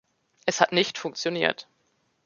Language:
German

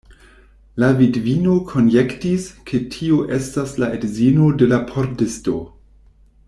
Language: Esperanto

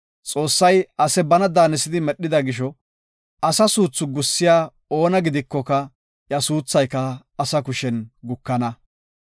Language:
Gofa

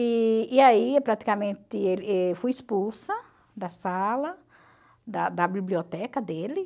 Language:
Portuguese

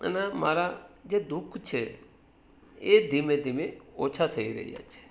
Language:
Gujarati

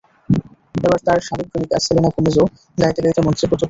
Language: Bangla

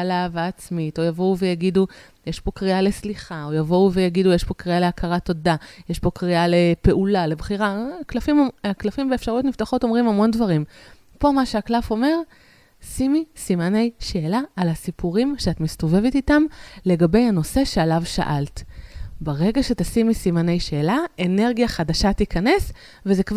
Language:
Hebrew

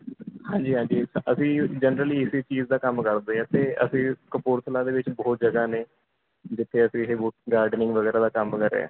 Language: Punjabi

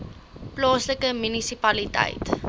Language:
Afrikaans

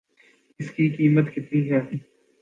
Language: Urdu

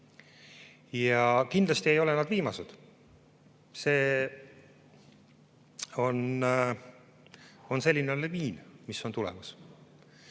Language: Estonian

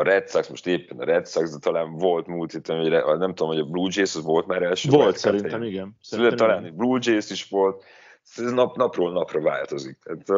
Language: Hungarian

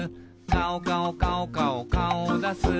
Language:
Japanese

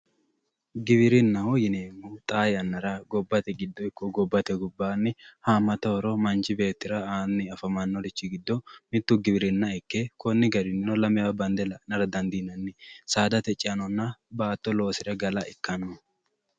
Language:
Sidamo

